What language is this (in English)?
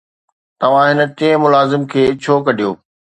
Sindhi